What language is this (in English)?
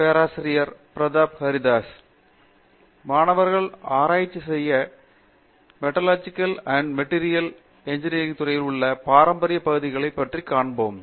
Tamil